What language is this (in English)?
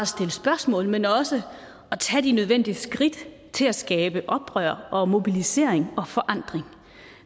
Danish